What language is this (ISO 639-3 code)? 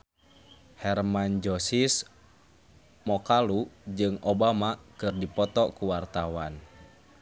sun